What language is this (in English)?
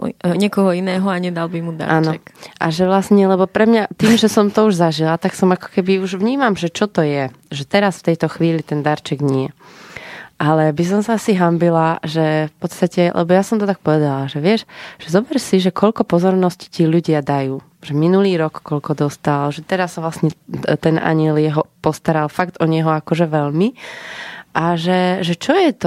Slovak